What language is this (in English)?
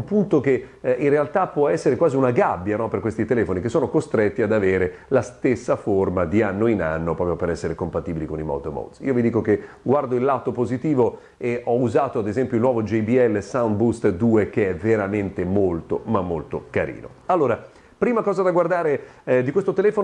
Italian